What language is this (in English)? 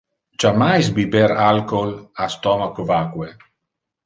Interlingua